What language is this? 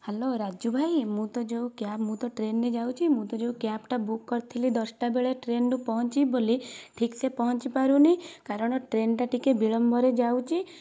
Odia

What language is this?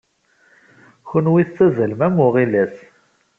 Kabyle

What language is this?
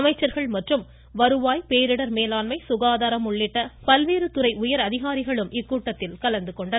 Tamil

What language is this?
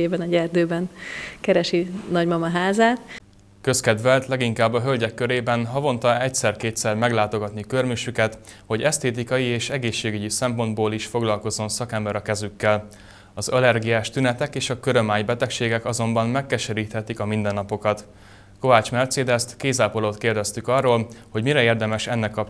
Hungarian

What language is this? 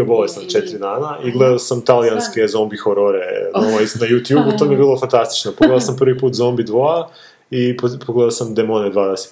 Croatian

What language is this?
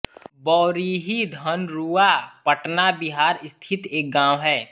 Hindi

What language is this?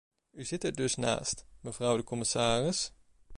Dutch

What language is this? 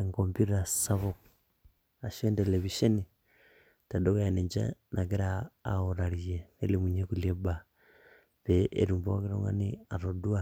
Masai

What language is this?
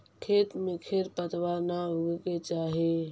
Magahi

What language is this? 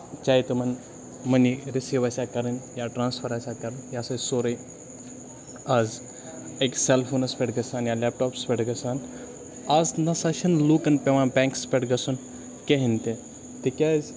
Kashmiri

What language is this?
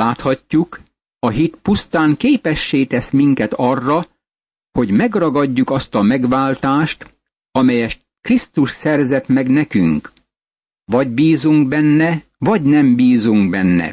Hungarian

